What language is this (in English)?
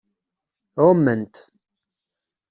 Kabyle